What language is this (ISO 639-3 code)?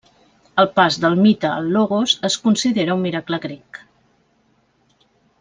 cat